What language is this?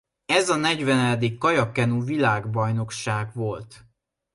Hungarian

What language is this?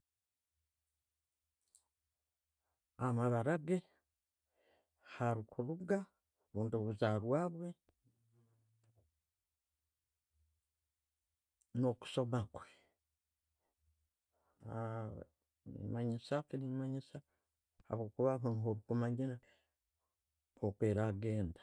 Tooro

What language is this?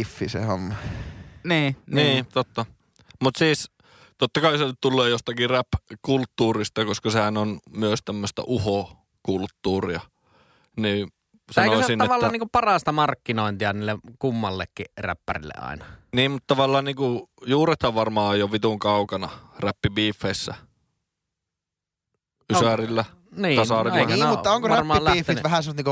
Finnish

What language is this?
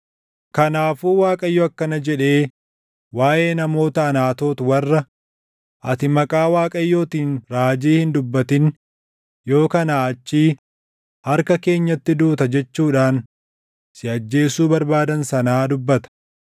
Oromo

